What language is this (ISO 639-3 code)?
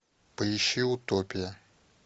rus